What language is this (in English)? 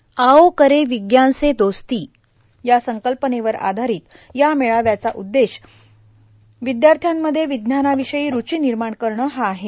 Marathi